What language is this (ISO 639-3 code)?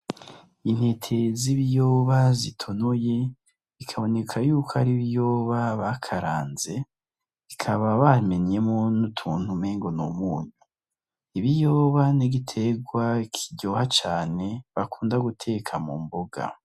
run